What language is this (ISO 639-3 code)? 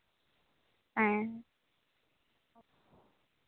sat